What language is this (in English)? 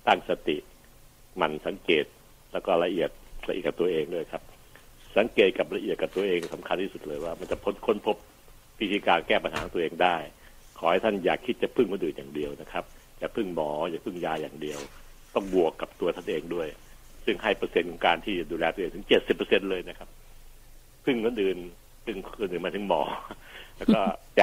Thai